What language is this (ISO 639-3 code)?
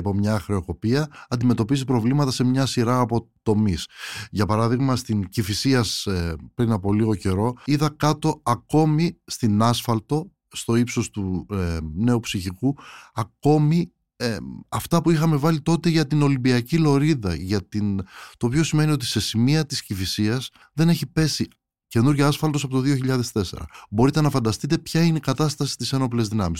ell